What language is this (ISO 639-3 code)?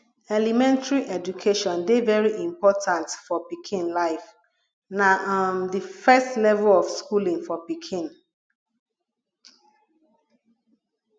pcm